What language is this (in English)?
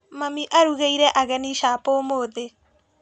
Kikuyu